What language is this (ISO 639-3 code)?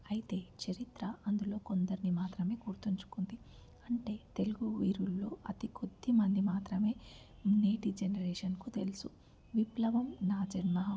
tel